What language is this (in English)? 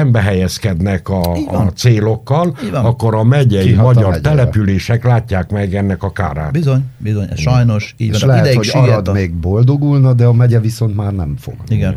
Hungarian